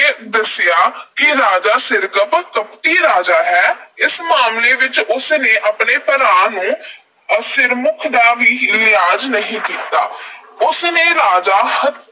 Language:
Punjabi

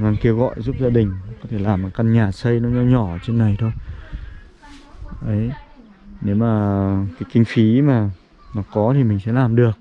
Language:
Vietnamese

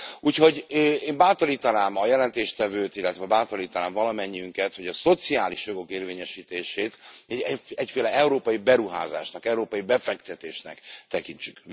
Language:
Hungarian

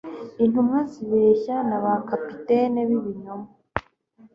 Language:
Kinyarwanda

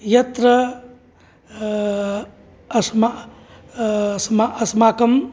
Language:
Sanskrit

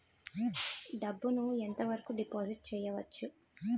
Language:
Telugu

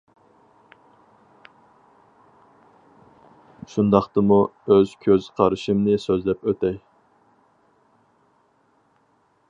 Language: Uyghur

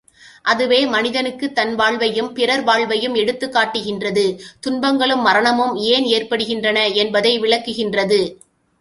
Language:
Tamil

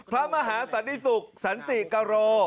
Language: Thai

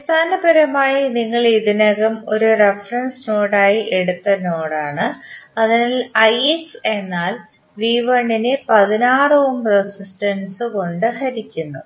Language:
Malayalam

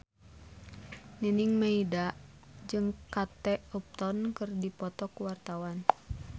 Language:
Sundanese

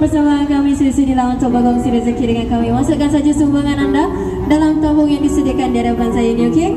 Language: Indonesian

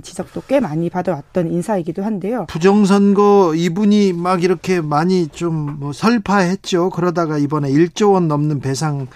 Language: Korean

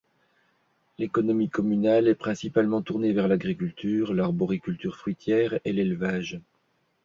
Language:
French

